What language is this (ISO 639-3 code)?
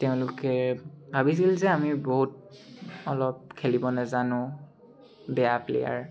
asm